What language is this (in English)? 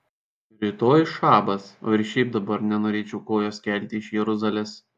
Lithuanian